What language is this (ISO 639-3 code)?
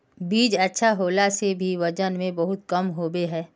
mag